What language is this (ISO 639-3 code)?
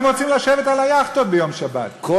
heb